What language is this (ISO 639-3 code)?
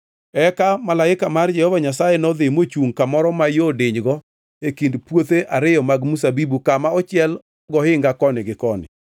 luo